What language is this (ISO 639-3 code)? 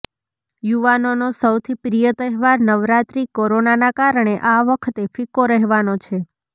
guj